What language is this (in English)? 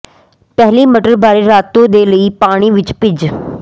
Punjabi